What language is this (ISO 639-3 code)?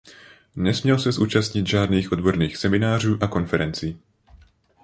ces